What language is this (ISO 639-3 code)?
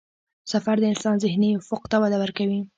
pus